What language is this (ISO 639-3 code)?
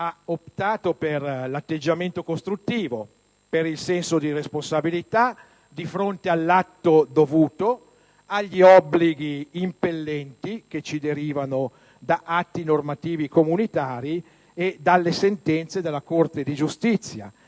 ita